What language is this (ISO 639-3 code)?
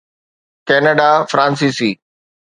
snd